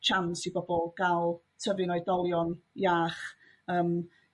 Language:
Welsh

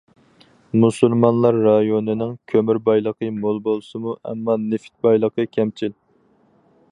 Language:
Uyghur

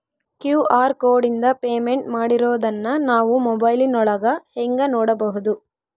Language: Kannada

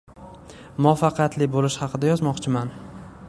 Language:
Uzbek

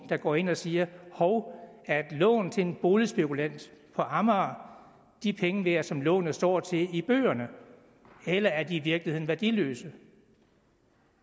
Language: Danish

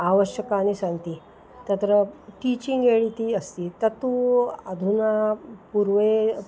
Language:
Sanskrit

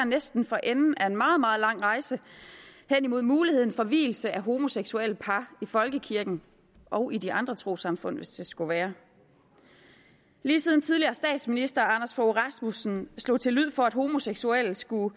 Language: Danish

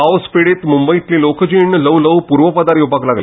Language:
Konkani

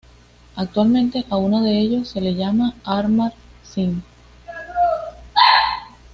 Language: Spanish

